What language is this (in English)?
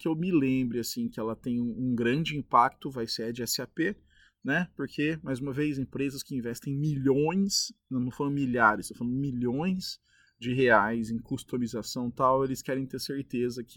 Portuguese